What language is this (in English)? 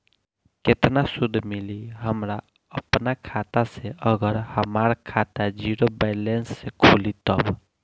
Bhojpuri